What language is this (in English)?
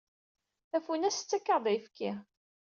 Kabyle